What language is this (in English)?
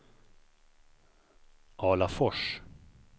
Swedish